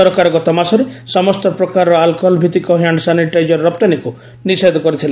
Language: Odia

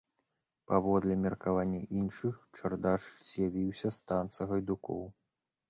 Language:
Belarusian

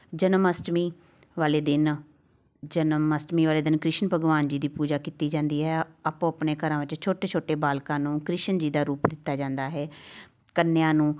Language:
Punjabi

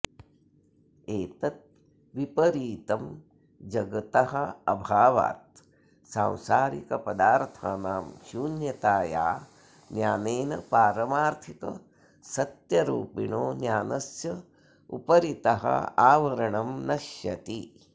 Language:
Sanskrit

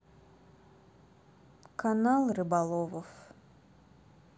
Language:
Russian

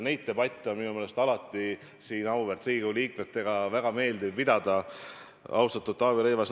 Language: Estonian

